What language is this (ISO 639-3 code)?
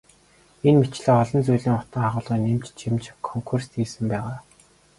mon